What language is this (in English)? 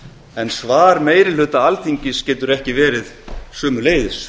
Icelandic